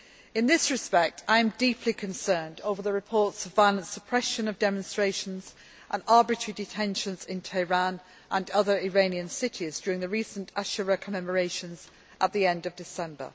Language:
English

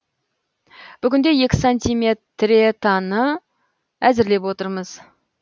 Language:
Kazakh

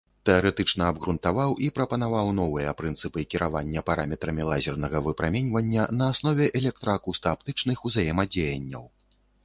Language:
Belarusian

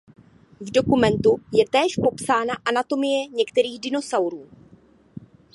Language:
Czech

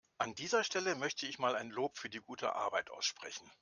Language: German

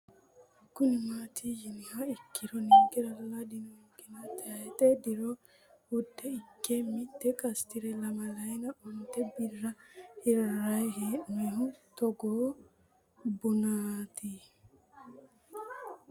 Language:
Sidamo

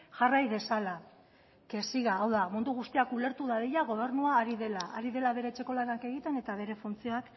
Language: Basque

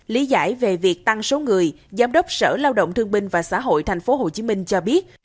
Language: Vietnamese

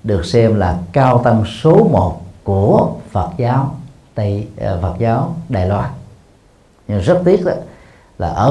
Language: Vietnamese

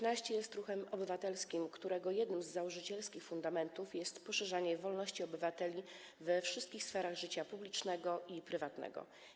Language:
Polish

